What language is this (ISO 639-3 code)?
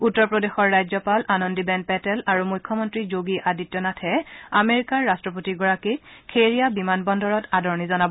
asm